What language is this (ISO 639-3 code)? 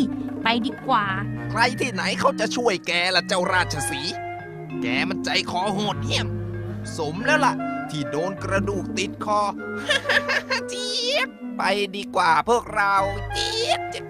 tha